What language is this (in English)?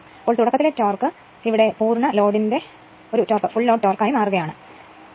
Malayalam